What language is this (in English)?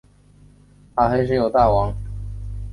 Chinese